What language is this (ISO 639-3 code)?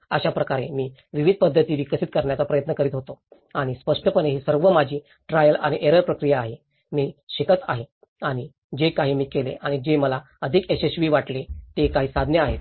mar